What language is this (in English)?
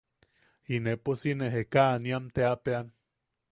Yaqui